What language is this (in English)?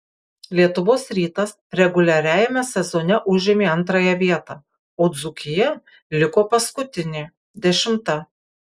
Lithuanian